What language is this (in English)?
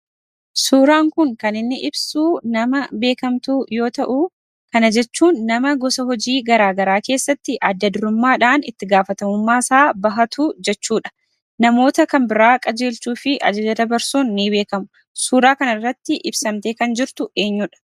Oromo